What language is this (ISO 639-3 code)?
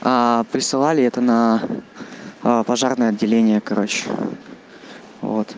rus